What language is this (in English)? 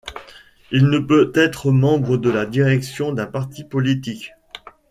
French